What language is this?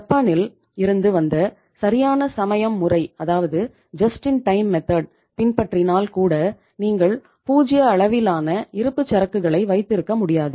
Tamil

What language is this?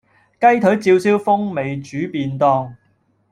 Cantonese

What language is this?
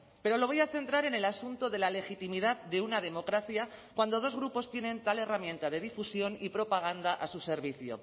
Spanish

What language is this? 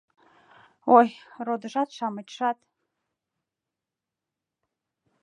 Mari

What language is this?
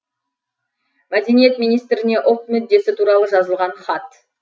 Kazakh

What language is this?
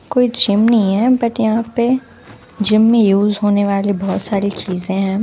Hindi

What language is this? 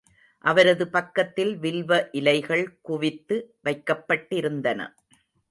Tamil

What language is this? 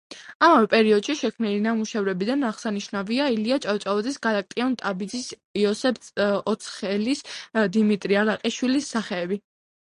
Georgian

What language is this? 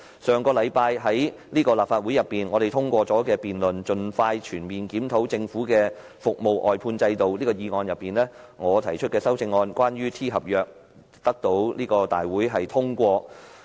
Cantonese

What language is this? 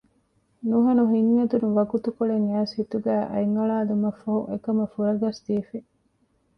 Divehi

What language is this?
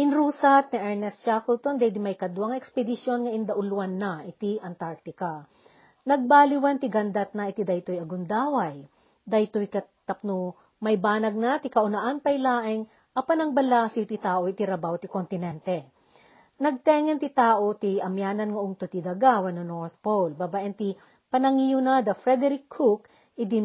Filipino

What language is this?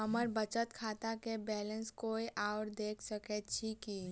Maithili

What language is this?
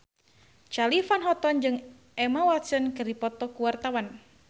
Sundanese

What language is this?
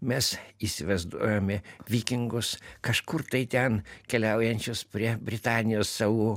Lithuanian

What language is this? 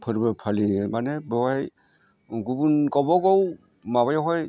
Bodo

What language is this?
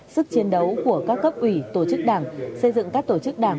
Vietnamese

